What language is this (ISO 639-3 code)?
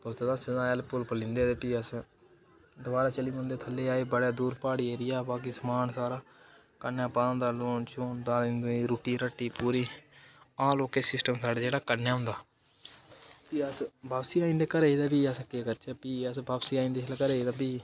doi